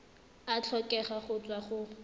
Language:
Tswana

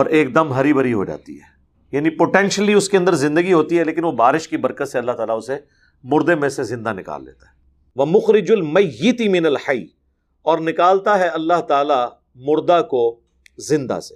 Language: Urdu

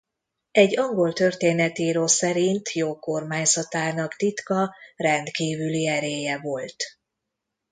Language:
Hungarian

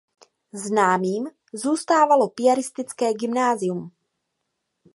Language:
Czech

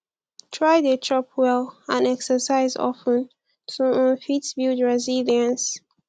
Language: Nigerian Pidgin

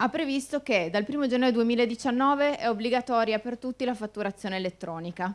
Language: Italian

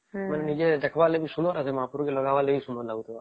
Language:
Odia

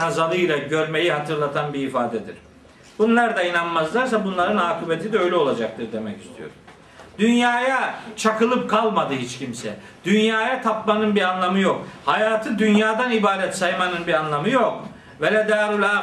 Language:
Turkish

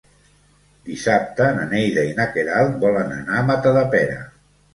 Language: Catalan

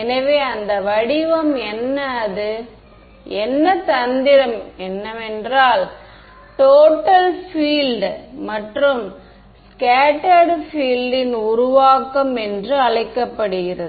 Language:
Tamil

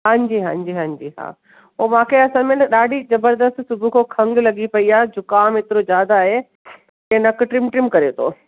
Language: Sindhi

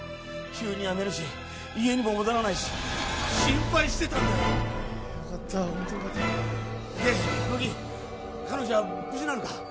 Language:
Japanese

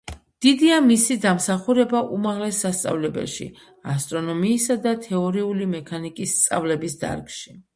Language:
Georgian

